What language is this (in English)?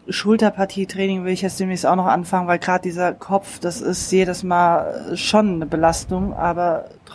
German